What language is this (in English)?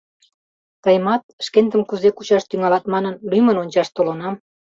Mari